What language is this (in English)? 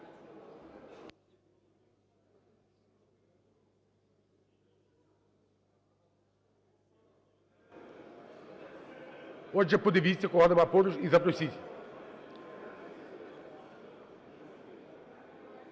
Ukrainian